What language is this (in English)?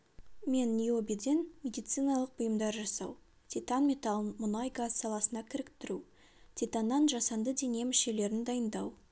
Kazakh